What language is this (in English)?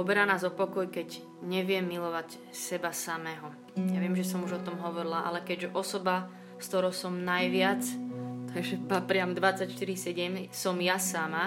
Slovak